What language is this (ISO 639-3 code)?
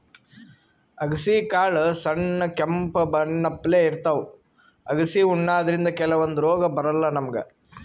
kan